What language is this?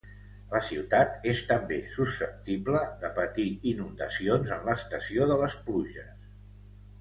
Catalan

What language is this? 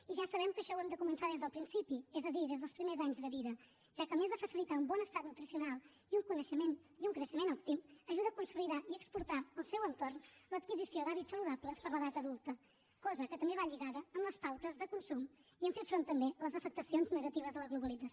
Catalan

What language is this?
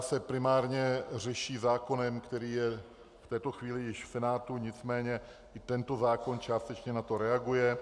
Czech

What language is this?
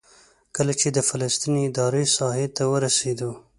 Pashto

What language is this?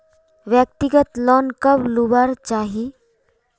Magahi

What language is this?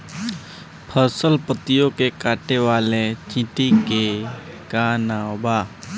Bhojpuri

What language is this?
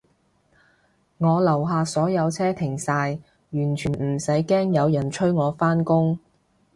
Cantonese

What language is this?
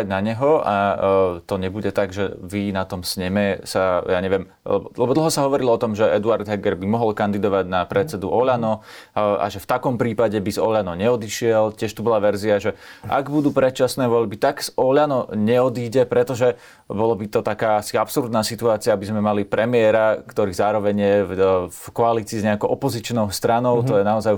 Slovak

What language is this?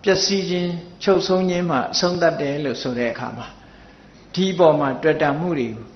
Vietnamese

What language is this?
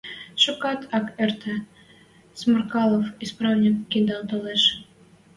Western Mari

